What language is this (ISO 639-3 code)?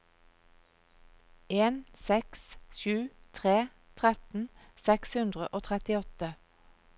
nor